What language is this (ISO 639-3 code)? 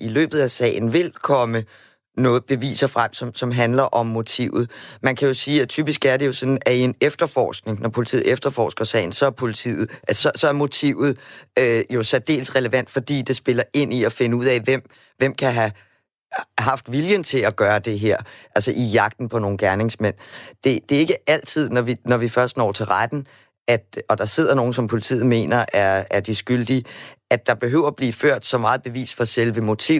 dan